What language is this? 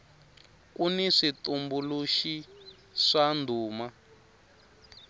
Tsonga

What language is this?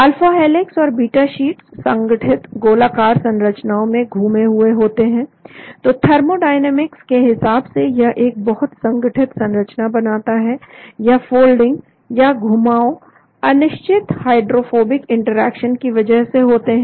Hindi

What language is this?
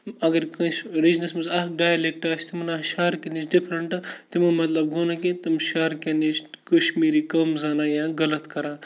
Kashmiri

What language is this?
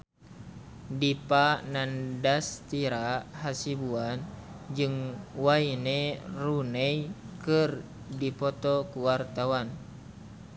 Sundanese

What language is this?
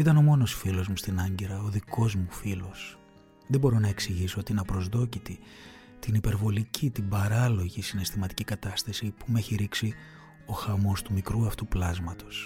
Greek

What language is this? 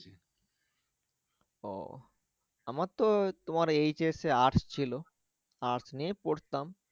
Bangla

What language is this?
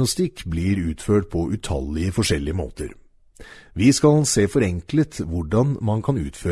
Norwegian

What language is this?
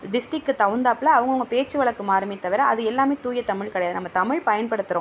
Tamil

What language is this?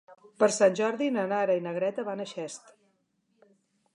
Catalan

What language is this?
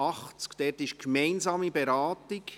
Swiss German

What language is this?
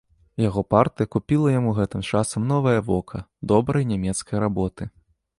Belarusian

